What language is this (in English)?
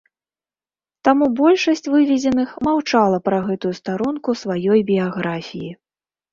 Belarusian